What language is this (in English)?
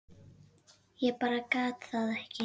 Icelandic